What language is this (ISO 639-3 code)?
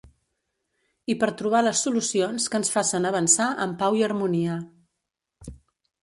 cat